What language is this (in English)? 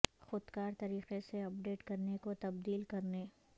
Urdu